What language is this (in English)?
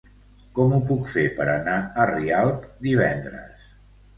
Catalan